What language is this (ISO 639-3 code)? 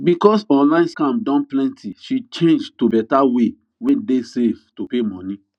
pcm